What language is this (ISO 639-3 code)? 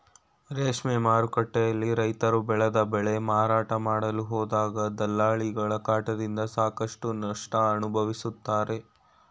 kan